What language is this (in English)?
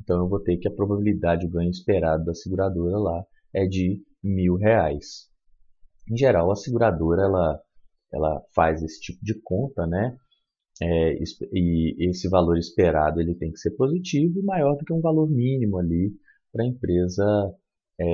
Portuguese